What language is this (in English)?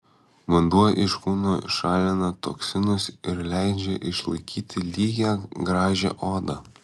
Lithuanian